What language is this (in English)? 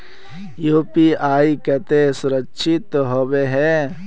Magahi